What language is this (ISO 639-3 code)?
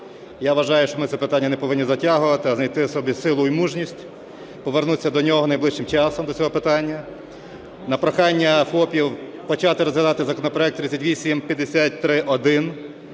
ukr